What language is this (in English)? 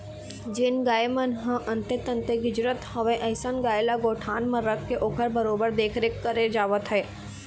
Chhattisgarhi